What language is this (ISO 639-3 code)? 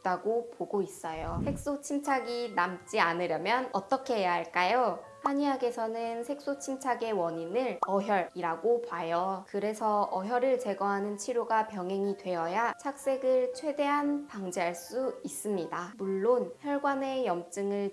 kor